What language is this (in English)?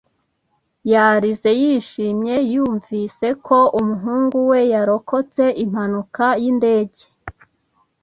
Kinyarwanda